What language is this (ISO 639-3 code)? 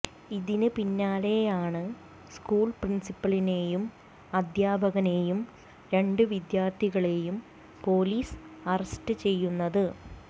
mal